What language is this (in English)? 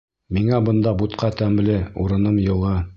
Bashkir